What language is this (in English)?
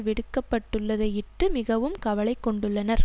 Tamil